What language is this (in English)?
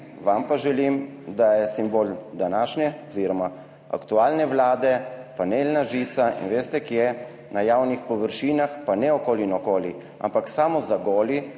Slovenian